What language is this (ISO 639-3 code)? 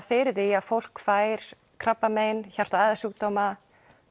isl